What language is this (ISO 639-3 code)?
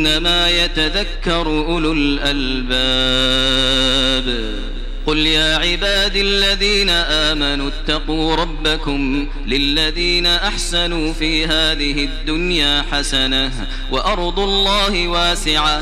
ara